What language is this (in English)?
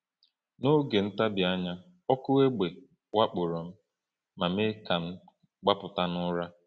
Igbo